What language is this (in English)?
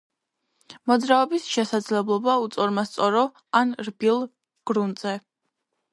Georgian